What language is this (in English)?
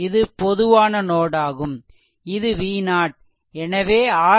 Tamil